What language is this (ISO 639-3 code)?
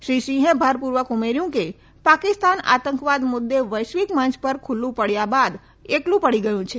guj